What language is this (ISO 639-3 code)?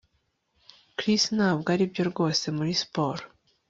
kin